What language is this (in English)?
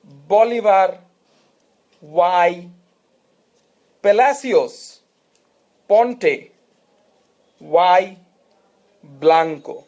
Bangla